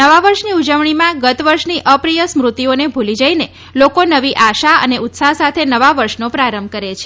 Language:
Gujarati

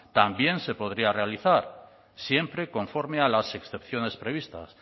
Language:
Spanish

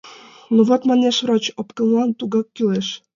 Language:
Mari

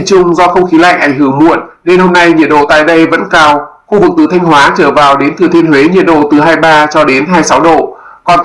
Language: Vietnamese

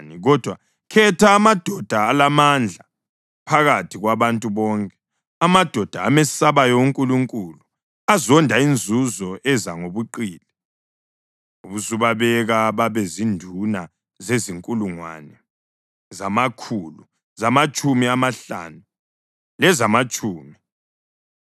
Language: North Ndebele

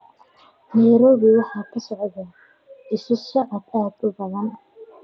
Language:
Somali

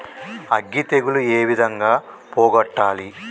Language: Telugu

